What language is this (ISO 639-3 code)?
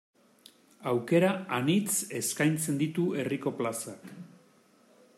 eus